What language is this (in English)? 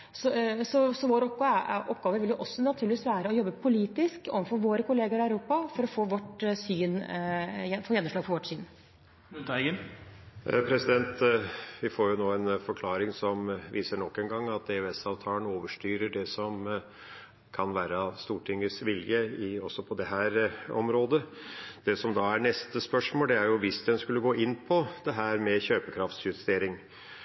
Norwegian